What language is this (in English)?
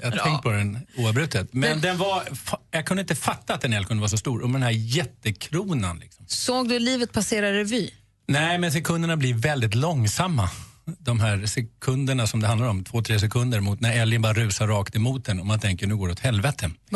Swedish